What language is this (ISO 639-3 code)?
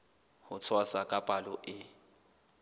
sot